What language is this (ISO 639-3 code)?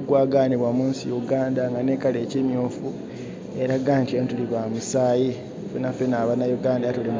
xog